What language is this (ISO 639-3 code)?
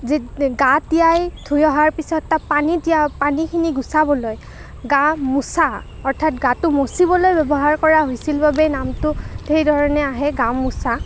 asm